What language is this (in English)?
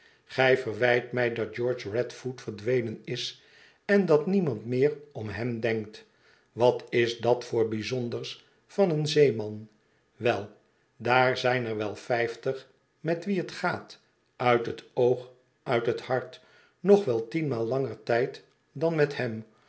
Dutch